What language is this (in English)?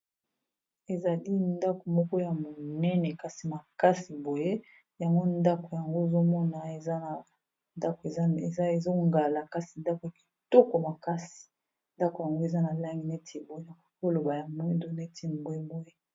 Lingala